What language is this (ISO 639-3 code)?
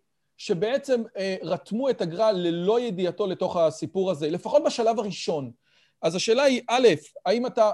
heb